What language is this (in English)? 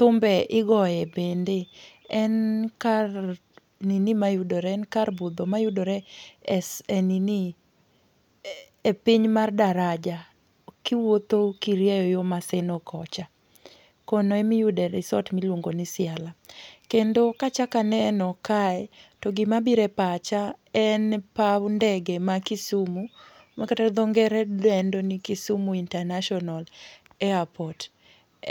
Luo (Kenya and Tanzania)